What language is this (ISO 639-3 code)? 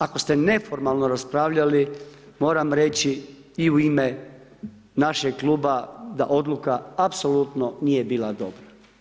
hrv